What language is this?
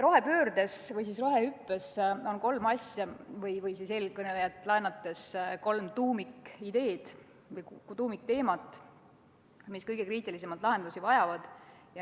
Estonian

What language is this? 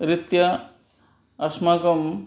Sanskrit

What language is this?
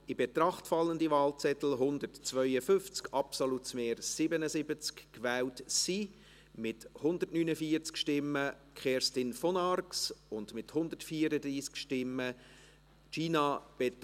Swiss German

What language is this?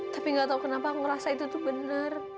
Indonesian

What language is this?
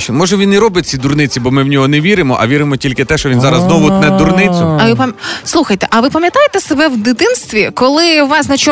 Ukrainian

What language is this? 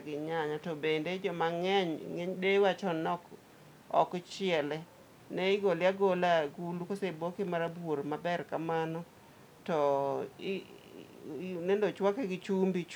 Luo (Kenya and Tanzania)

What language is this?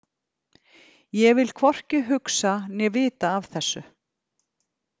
Icelandic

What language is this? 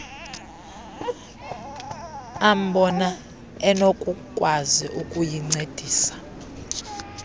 Xhosa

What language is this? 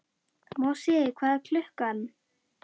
Icelandic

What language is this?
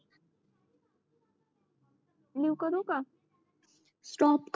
Marathi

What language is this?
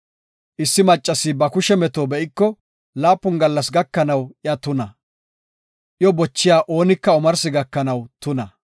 Gofa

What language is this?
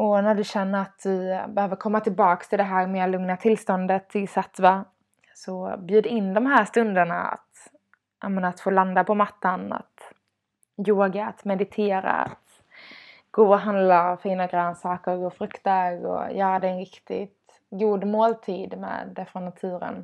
Swedish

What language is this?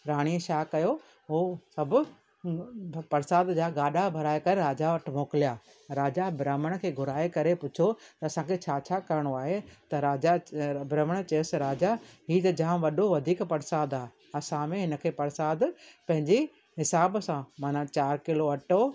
Sindhi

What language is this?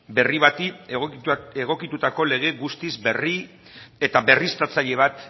Basque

